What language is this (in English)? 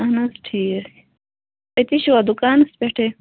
Kashmiri